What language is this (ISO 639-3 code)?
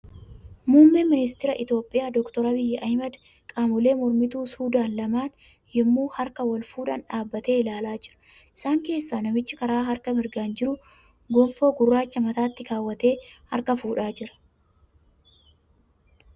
orm